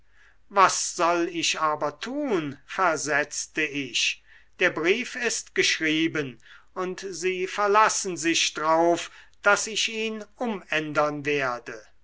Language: German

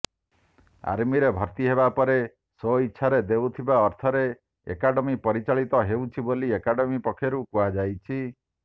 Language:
Odia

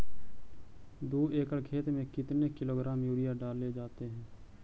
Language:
Magahi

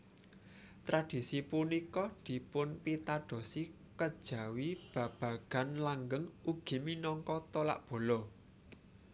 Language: Javanese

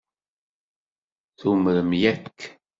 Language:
Kabyle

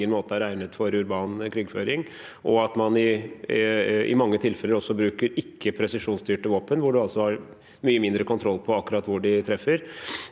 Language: Norwegian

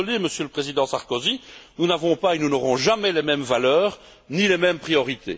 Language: French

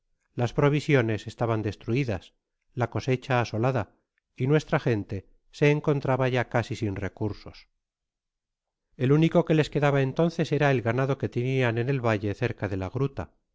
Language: Spanish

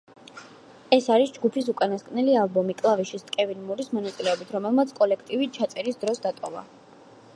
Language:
Georgian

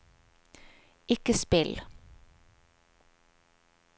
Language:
Norwegian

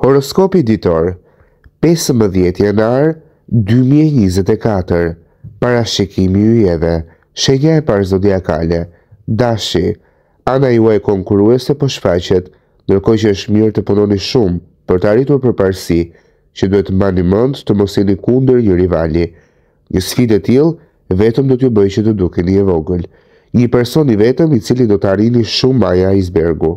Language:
Romanian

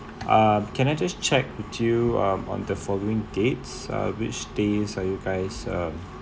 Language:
English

